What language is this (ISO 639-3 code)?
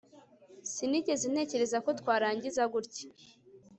kin